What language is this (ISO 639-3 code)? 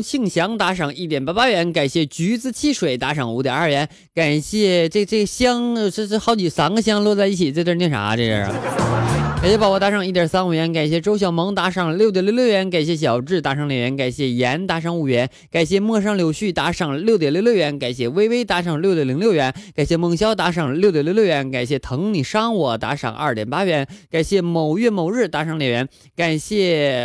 zho